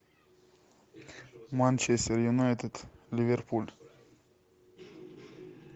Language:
Russian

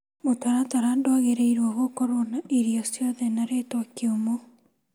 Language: Kikuyu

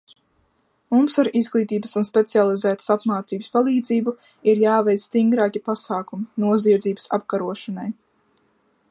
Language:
Latvian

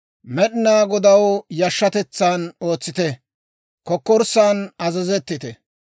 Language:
Dawro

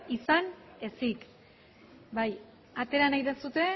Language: Basque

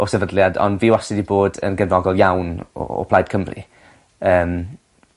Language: Welsh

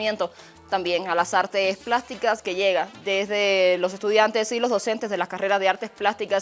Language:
Spanish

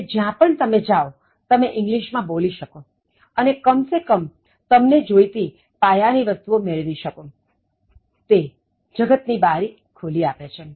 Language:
Gujarati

